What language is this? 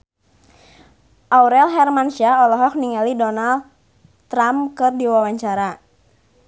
Sundanese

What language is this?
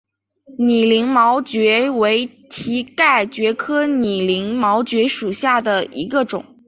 Chinese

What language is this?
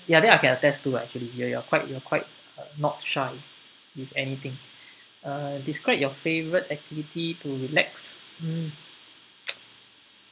English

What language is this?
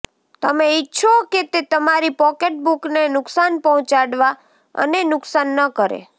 Gujarati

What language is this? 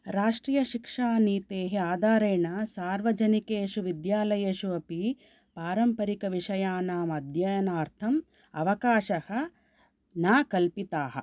Sanskrit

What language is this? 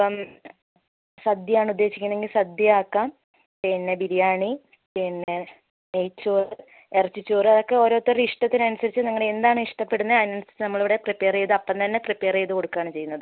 Malayalam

